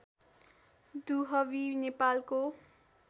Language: Nepali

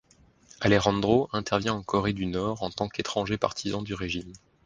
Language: French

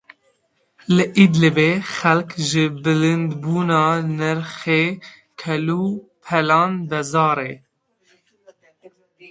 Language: Kurdish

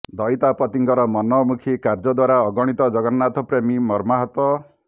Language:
Odia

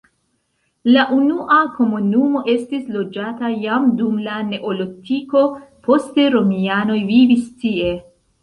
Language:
Esperanto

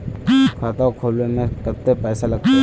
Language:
Magahi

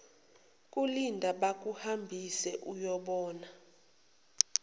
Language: Zulu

